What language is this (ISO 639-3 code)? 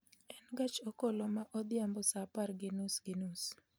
luo